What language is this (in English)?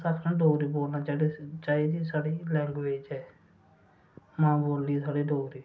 Dogri